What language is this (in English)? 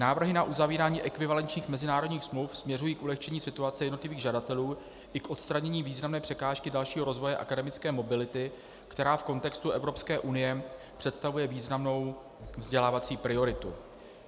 Czech